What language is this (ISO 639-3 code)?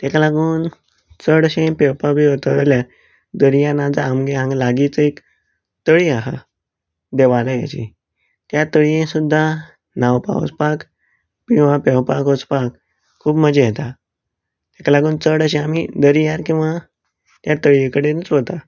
kok